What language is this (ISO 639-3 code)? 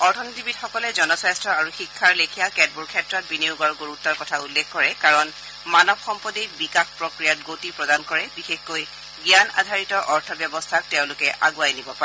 asm